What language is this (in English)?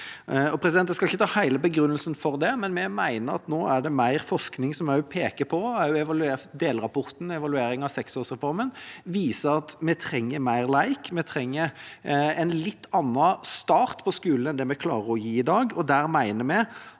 Norwegian